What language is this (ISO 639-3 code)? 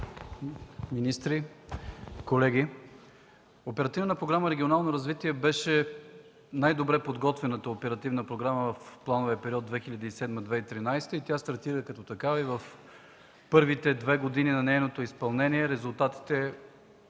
bul